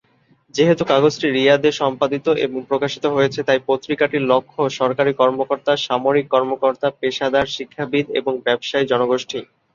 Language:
Bangla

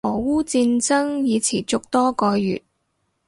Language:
Cantonese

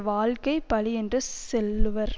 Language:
Tamil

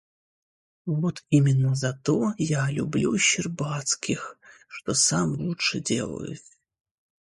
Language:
Russian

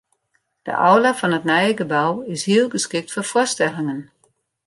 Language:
Western Frisian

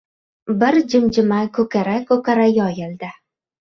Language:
Uzbek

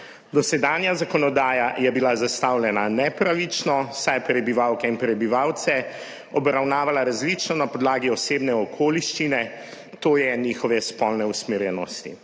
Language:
Slovenian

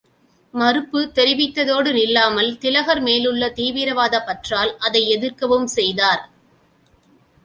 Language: Tamil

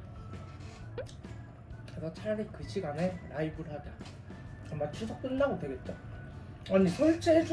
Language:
Korean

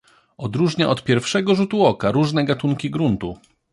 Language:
Polish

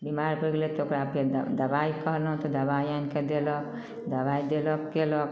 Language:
Maithili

